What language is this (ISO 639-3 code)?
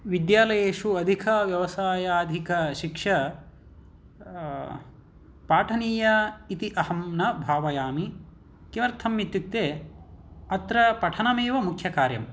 san